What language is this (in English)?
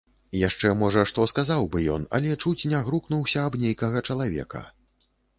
Belarusian